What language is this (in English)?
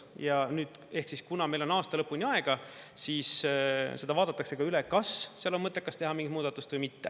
Estonian